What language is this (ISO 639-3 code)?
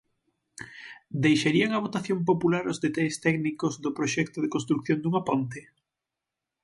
glg